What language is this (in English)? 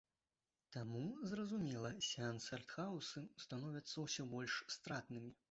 Belarusian